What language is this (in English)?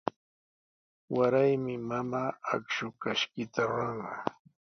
Sihuas Ancash Quechua